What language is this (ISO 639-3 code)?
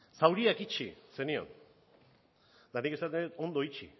eus